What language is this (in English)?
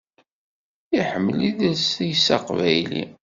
Kabyle